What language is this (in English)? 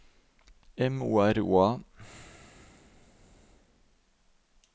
Norwegian